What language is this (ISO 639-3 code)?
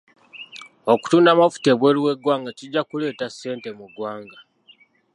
lug